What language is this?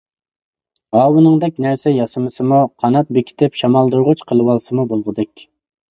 Uyghur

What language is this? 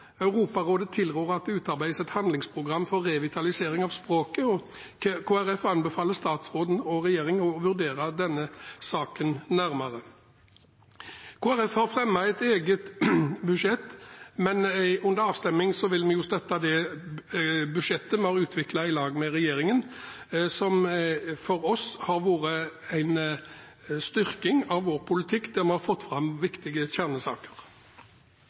Norwegian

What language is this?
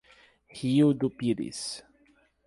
Portuguese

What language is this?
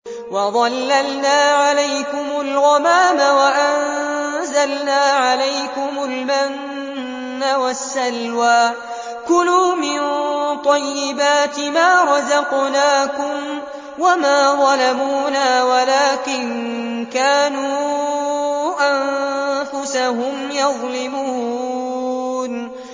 Arabic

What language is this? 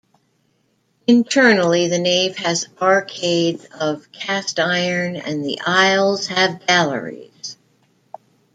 English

